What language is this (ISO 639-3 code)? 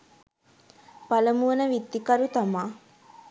sin